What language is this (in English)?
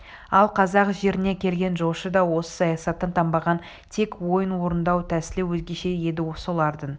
Kazakh